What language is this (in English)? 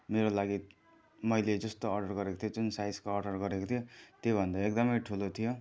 Nepali